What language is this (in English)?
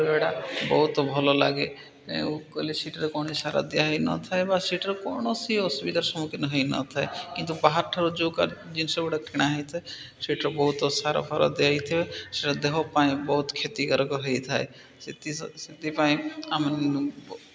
Odia